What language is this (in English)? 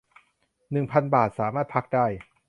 Thai